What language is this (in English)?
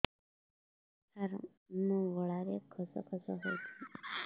Odia